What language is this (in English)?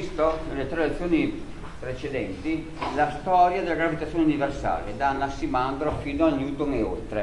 Italian